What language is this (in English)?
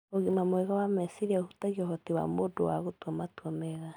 Kikuyu